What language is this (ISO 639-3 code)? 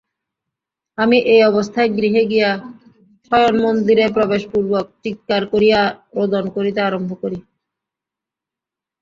ben